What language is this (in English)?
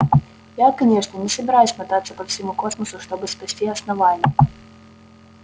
Russian